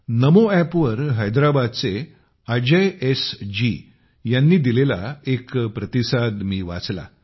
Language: Marathi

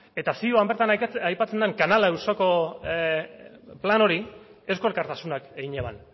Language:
Basque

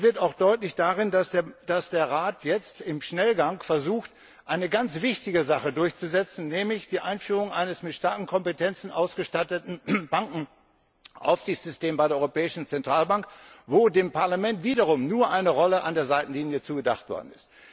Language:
German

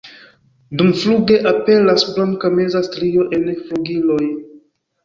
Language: Esperanto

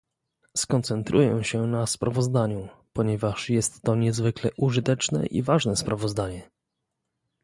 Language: Polish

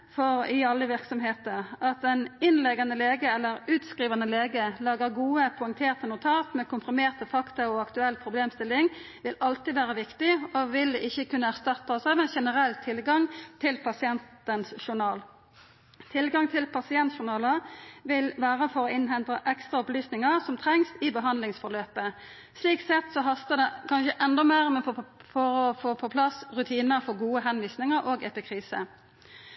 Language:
Norwegian Nynorsk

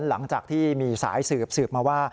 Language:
Thai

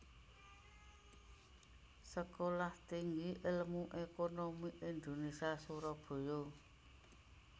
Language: Javanese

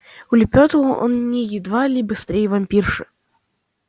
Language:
Russian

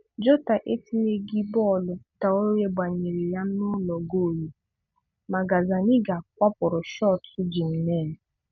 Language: Igbo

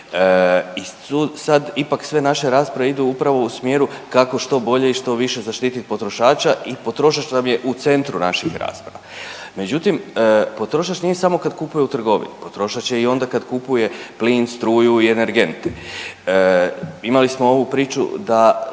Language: Croatian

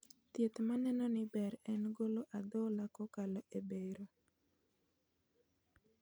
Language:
Luo (Kenya and Tanzania)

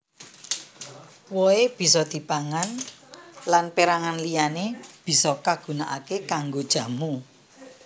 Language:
Javanese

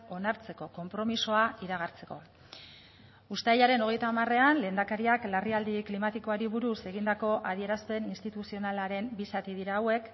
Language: Basque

